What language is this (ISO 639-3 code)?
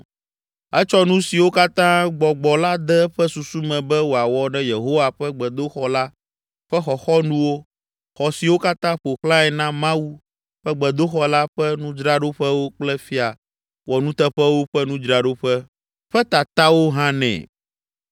ewe